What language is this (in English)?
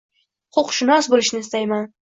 Uzbek